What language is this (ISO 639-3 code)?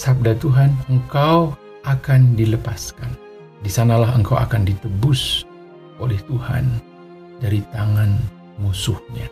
ind